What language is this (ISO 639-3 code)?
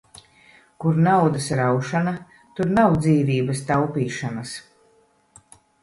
lav